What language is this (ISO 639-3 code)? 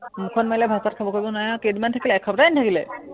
asm